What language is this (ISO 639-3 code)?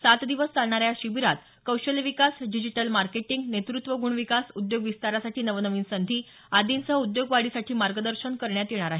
mar